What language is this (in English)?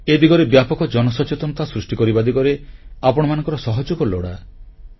Odia